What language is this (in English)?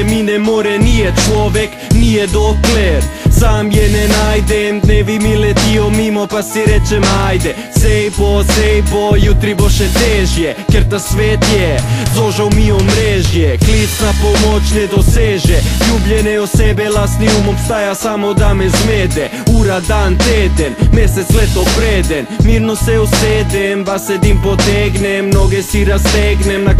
Romanian